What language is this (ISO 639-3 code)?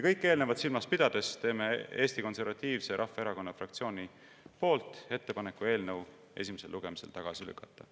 est